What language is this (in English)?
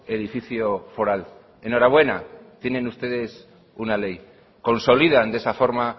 Spanish